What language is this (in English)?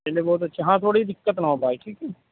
Urdu